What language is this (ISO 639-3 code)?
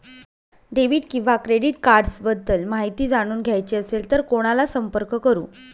mar